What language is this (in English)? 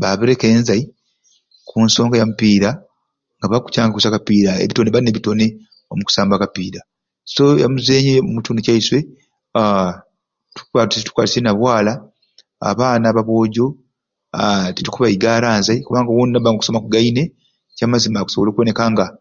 Ruuli